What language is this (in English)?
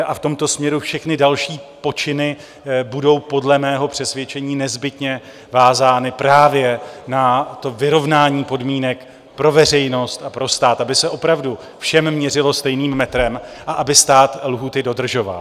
Czech